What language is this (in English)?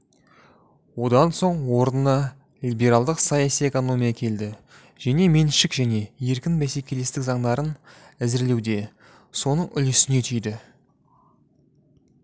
Kazakh